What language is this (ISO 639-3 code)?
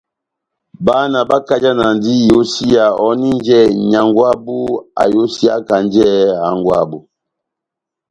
bnm